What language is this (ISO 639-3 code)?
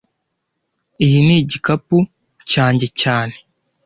kin